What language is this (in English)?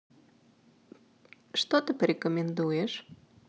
Russian